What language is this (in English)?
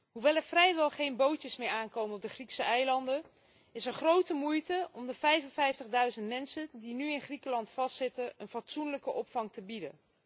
Dutch